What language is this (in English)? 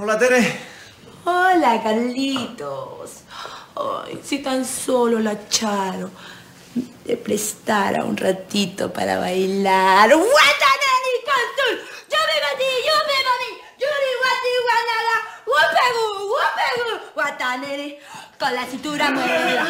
Spanish